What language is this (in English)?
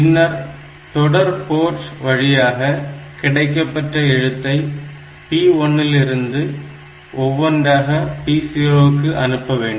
Tamil